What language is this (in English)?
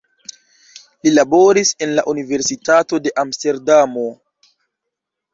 Esperanto